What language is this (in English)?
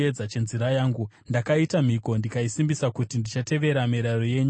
Shona